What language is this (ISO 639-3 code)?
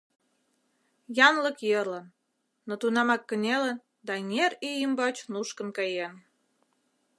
chm